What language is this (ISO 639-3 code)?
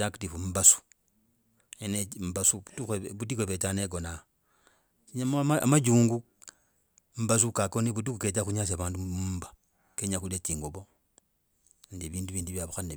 rag